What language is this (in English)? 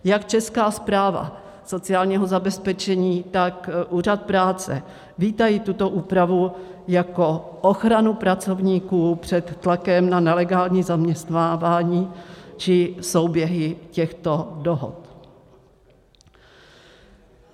Czech